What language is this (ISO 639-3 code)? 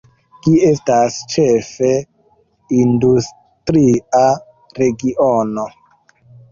epo